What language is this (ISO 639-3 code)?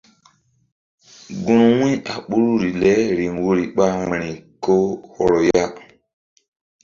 mdd